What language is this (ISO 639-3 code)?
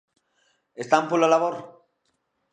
glg